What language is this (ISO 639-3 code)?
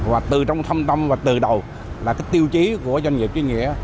vie